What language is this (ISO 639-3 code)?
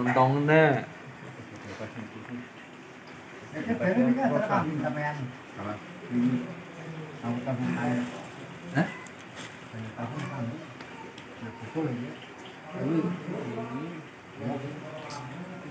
ind